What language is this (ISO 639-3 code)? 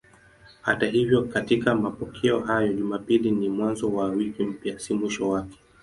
swa